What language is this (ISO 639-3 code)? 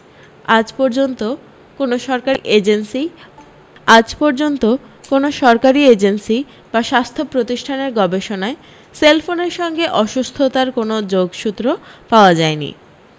ben